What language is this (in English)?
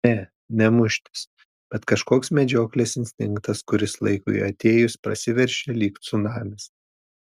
Lithuanian